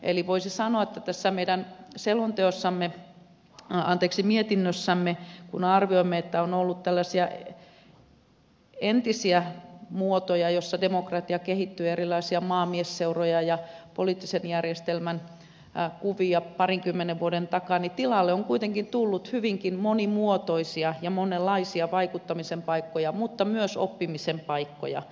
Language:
Finnish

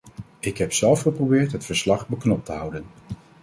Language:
Dutch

